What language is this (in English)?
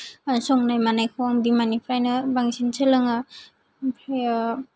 Bodo